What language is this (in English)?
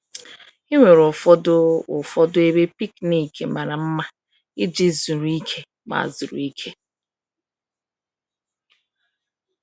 Igbo